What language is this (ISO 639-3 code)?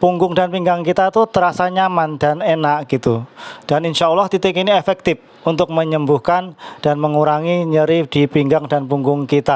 ind